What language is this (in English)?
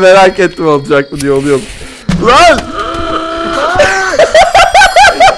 Turkish